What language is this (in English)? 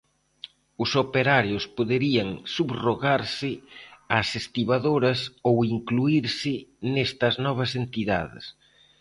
Galician